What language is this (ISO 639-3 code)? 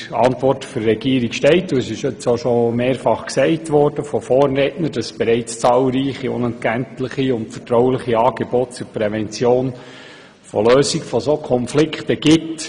gsw